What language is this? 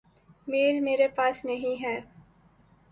Urdu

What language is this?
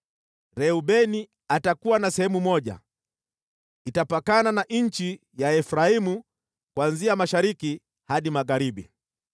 Swahili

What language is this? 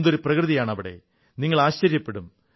Malayalam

